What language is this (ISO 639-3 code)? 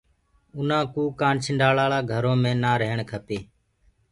ggg